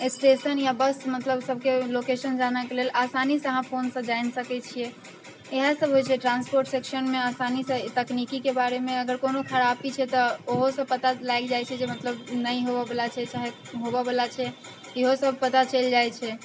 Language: Maithili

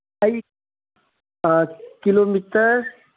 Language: Manipuri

